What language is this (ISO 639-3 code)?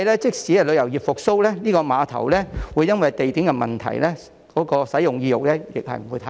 yue